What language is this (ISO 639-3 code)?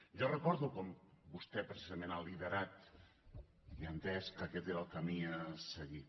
cat